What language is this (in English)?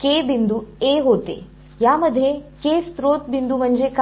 Marathi